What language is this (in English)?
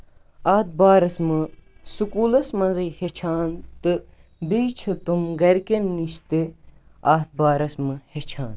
Kashmiri